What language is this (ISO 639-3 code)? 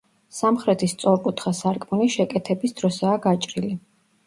kat